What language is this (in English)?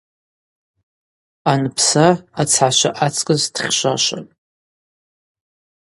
Abaza